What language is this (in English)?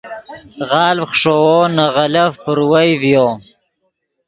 Yidgha